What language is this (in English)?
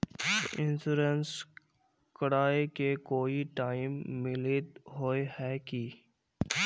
Magahi